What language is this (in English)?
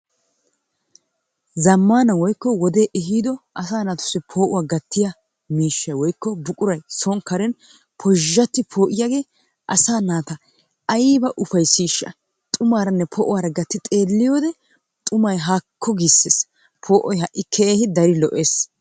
Wolaytta